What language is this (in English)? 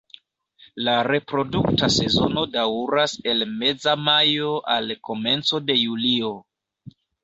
Esperanto